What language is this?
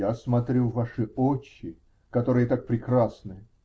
Russian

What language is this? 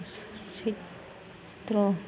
Bodo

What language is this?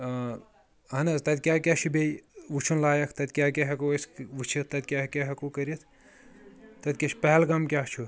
Kashmiri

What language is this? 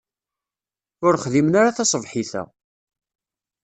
Kabyle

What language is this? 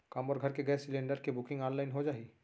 Chhattisgarhi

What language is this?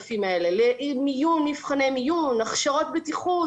Hebrew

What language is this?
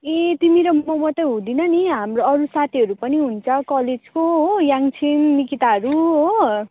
Nepali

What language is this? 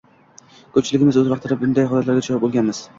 Uzbek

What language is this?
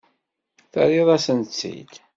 Kabyle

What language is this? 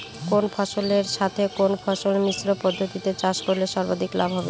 Bangla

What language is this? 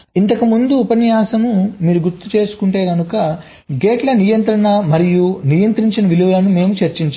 Telugu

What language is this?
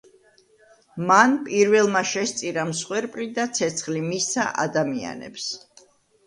Georgian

